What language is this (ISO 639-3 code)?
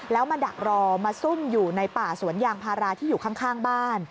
tha